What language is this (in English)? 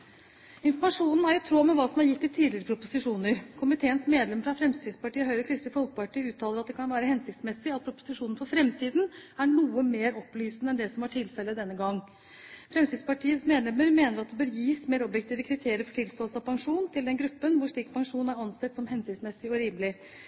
Norwegian Bokmål